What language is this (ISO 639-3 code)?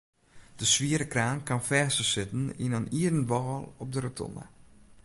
fry